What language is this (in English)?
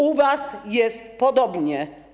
Polish